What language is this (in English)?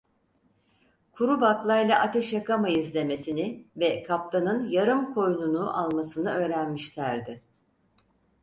Turkish